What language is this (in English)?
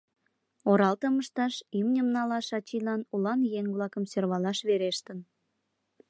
Mari